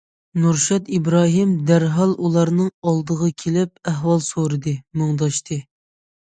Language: Uyghur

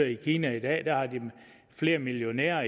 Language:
Danish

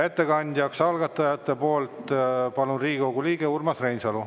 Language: Estonian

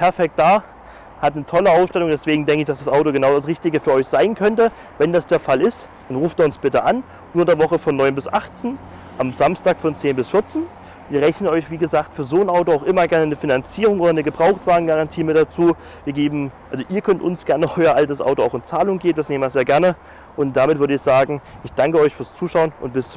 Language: German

